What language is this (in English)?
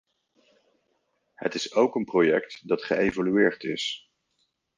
Dutch